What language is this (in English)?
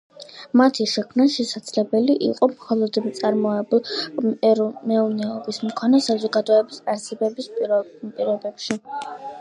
Georgian